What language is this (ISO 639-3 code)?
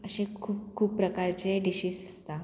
kok